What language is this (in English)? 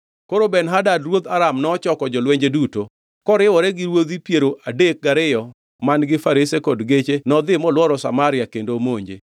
Luo (Kenya and Tanzania)